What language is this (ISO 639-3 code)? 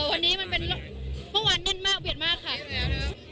tha